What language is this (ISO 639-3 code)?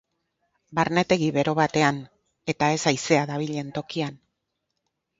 eus